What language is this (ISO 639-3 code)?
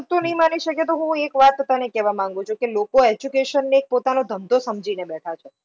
guj